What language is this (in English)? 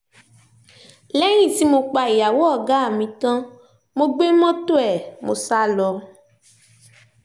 Yoruba